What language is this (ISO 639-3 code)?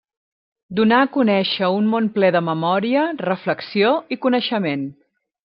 cat